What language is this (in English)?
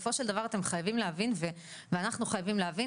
Hebrew